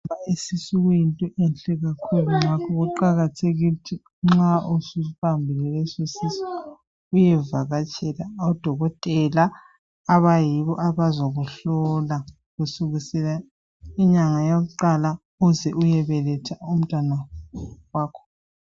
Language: North Ndebele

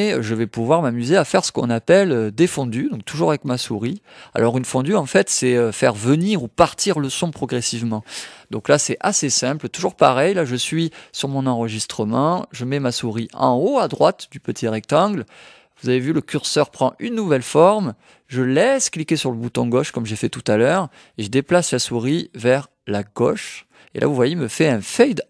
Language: French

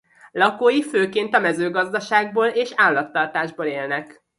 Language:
Hungarian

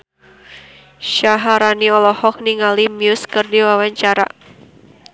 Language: Sundanese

